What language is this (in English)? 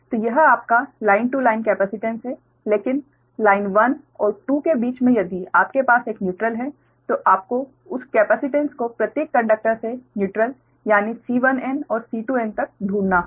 Hindi